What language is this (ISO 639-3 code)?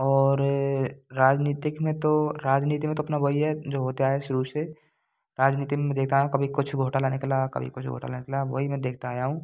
hin